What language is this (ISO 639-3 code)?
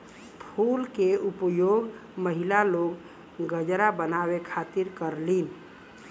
bho